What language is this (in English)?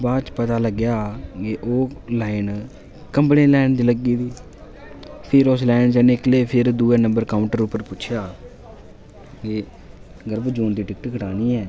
Dogri